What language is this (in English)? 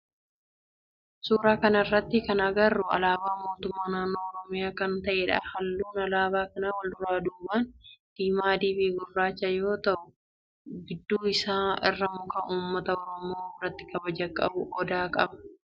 Oromo